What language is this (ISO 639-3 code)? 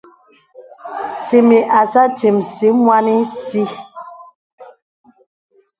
beb